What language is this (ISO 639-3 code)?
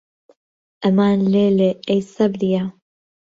ckb